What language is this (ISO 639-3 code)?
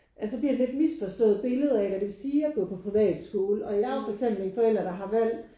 dan